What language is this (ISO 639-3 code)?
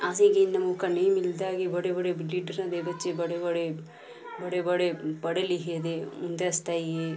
doi